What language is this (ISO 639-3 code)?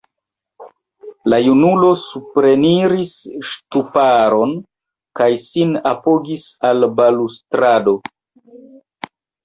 epo